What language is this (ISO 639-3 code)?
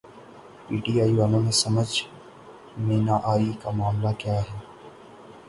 urd